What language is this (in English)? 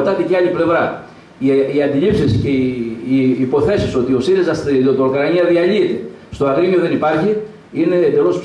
Greek